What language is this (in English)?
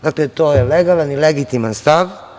Serbian